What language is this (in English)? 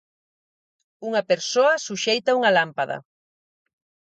Galician